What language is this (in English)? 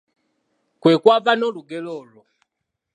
Ganda